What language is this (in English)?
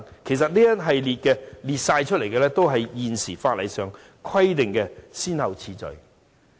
Cantonese